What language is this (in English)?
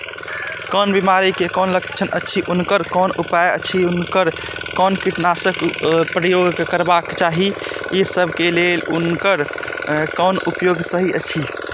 Maithili